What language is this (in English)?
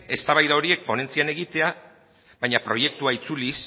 Basque